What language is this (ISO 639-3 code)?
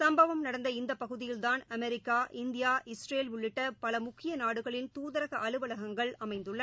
tam